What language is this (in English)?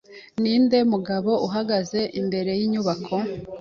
Kinyarwanda